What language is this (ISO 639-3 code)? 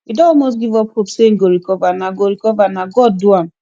pcm